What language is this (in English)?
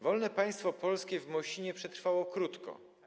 Polish